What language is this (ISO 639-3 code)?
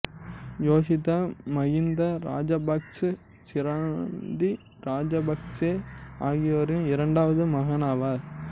tam